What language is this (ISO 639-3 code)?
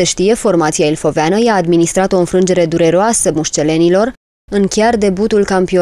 ron